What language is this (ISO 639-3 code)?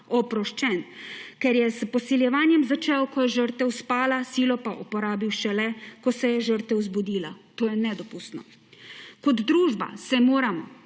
slv